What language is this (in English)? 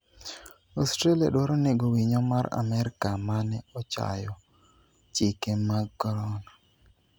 Luo (Kenya and Tanzania)